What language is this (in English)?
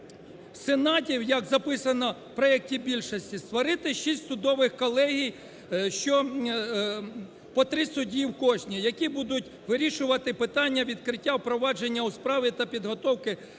Ukrainian